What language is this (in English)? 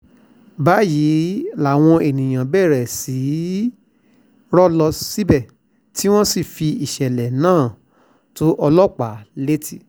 Yoruba